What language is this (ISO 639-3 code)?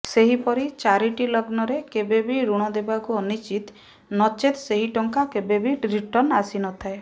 ori